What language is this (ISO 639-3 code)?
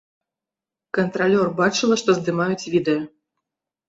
bel